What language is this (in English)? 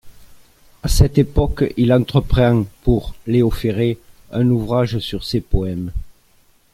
French